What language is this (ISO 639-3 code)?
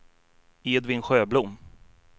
swe